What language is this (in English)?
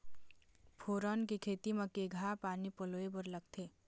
Chhattisgarhi